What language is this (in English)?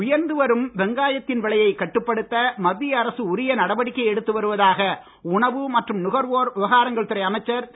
Tamil